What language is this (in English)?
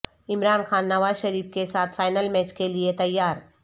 Urdu